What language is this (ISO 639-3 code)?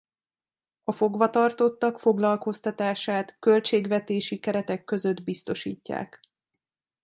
hun